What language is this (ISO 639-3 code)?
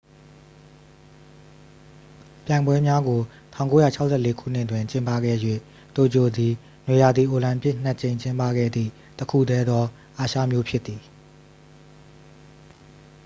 mya